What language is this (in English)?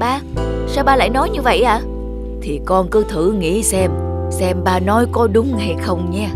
Vietnamese